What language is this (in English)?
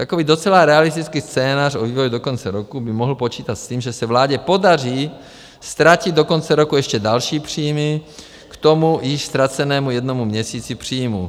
Czech